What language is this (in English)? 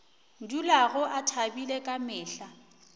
Northern Sotho